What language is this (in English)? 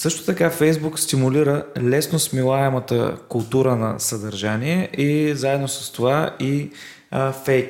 Bulgarian